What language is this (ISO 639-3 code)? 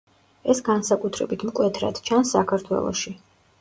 kat